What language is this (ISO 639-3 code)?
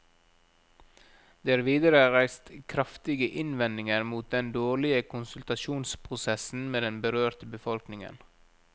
nor